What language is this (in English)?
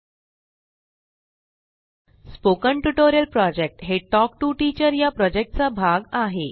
Marathi